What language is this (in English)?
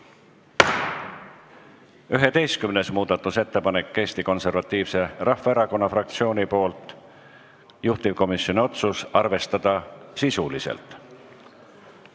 Estonian